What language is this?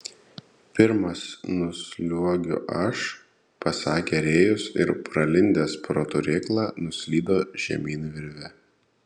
Lithuanian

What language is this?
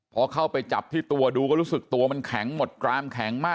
Thai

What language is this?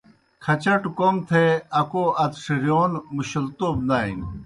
Kohistani Shina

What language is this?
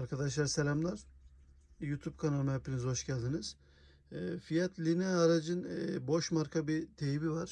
Turkish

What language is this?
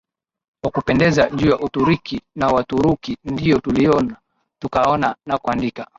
Swahili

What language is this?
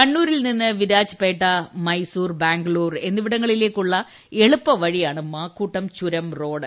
Malayalam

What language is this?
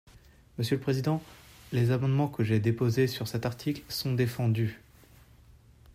French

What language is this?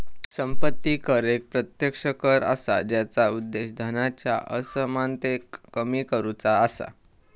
Marathi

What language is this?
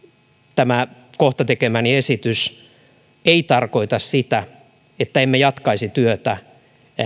Finnish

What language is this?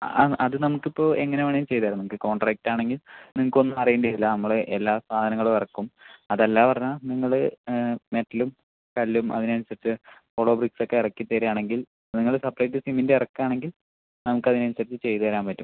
Malayalam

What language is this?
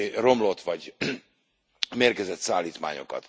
Hungarian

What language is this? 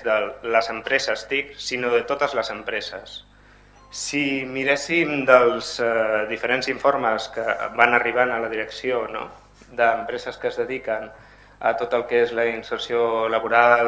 Catalan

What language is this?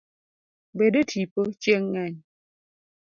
Luo (Kenya and Tanzania)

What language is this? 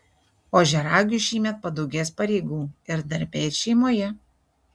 Lithuanian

